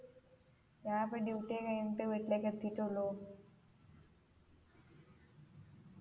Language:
Malayalam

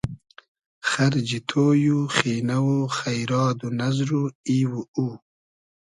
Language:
Hazaragi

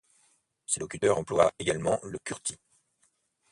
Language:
French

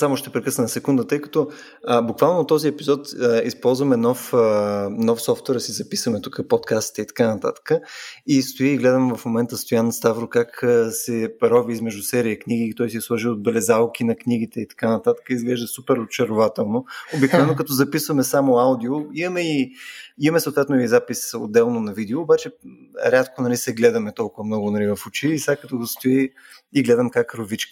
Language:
Bulgarian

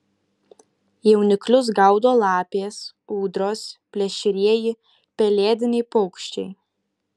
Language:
Lithuanian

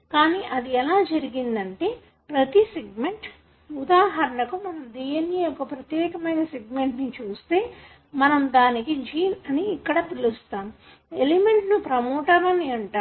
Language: Telugu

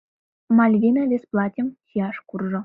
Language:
Mari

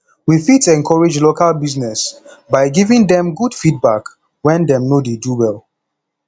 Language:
Nigerian Pidgin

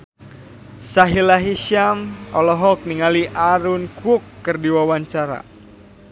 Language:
Sundanese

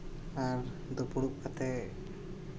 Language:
Santali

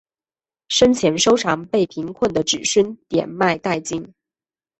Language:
Chinese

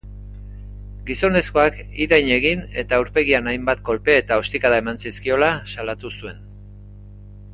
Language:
Basque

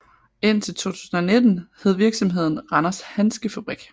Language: Danish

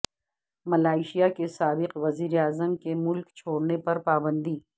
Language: Urdu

